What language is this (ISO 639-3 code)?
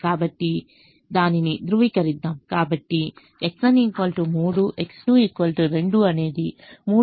tel